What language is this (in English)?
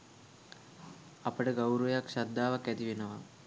Sinhala